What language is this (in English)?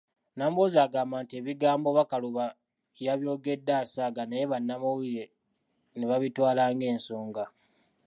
Ganda